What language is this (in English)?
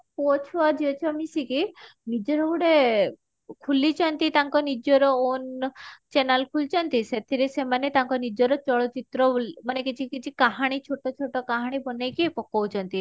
Odia